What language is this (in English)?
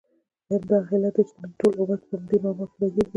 Pashto